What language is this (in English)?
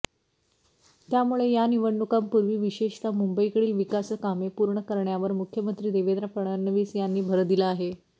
Marathi